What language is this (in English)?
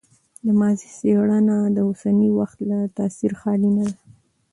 Pashto